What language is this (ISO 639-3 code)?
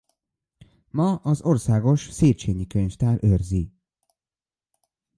hun